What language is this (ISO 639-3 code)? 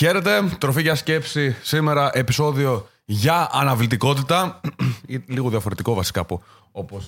ell